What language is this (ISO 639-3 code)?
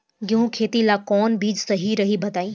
bho